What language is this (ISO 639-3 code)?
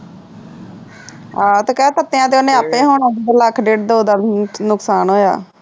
pan